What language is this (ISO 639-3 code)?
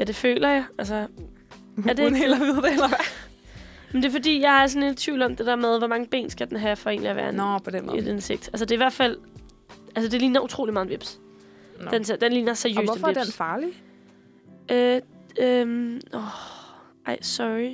dan